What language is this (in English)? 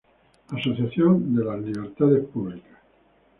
Spanish